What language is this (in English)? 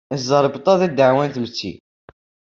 Kabyle